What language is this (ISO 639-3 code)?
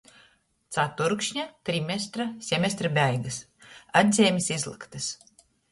ltg